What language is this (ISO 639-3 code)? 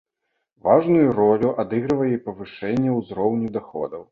bel